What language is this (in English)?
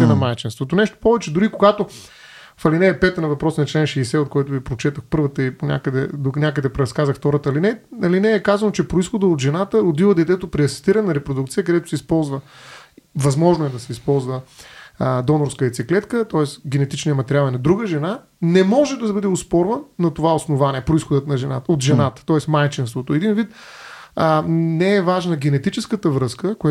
Bulgarian